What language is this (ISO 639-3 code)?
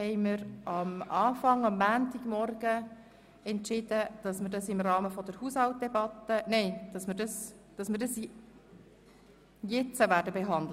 gsw